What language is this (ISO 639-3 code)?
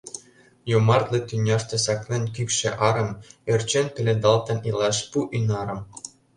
chm